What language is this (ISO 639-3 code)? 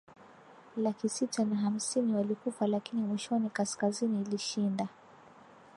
swa